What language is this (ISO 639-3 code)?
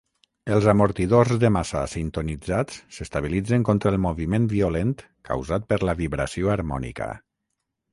cat